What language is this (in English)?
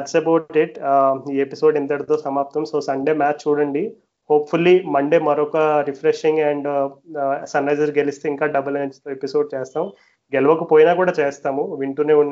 Telugu